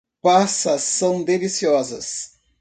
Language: Portuguese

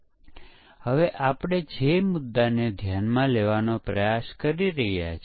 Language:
Gujarati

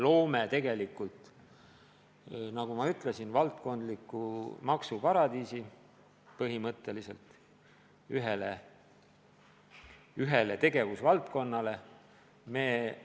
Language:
Estonian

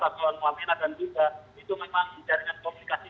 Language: Indonesian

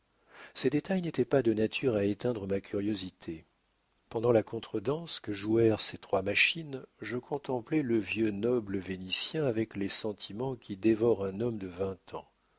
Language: French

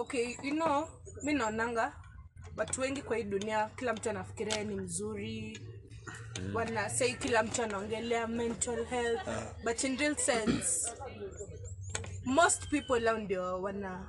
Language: English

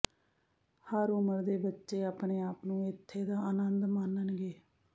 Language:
Punjabi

